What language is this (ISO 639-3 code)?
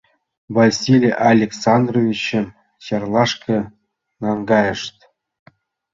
chm